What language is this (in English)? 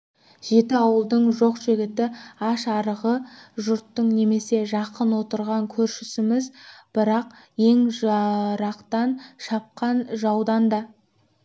Kazakh